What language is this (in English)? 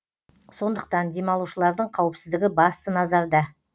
Kazakh